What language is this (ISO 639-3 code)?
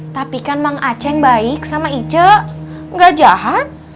ind